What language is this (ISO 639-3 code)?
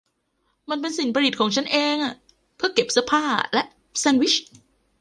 tha